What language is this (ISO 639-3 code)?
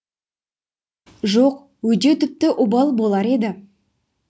kaz